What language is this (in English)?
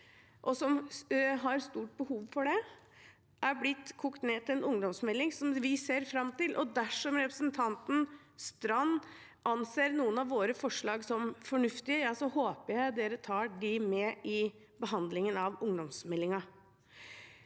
Norwegian